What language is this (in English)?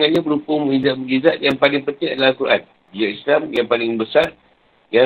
Malay